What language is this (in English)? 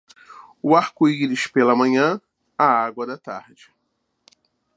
Portuguese